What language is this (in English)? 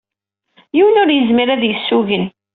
Kabyle